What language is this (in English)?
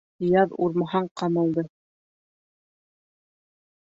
Bashkir